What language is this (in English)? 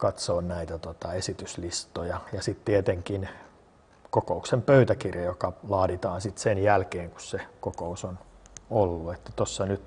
Finnish